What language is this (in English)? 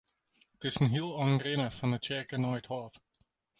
Western Frisian